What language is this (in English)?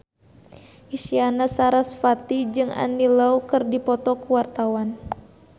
Sundanese